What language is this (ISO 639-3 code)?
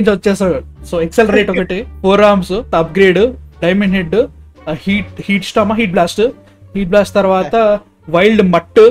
tel